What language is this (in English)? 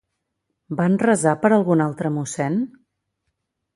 Catalan